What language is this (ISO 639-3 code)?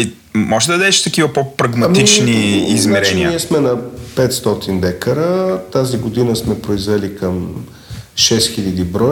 bul